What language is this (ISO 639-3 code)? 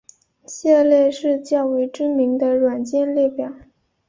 zho